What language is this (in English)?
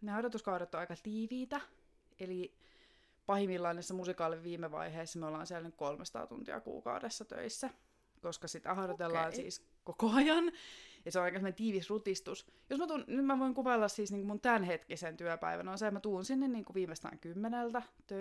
Finnish